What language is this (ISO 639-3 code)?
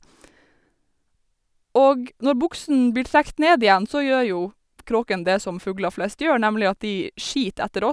nor